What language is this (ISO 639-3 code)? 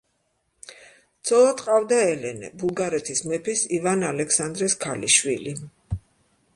kat